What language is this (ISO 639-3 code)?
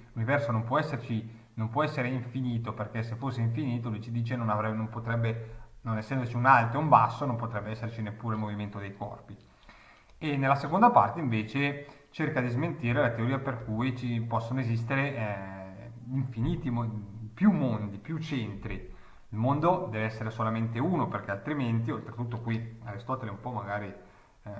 ita